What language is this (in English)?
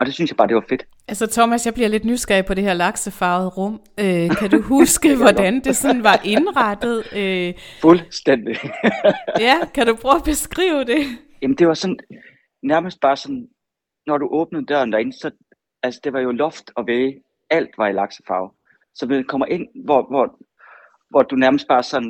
Danish